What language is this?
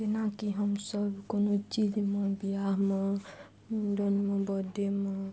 Maithili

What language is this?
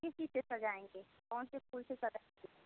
Hindi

